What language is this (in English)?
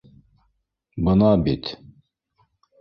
Bashkir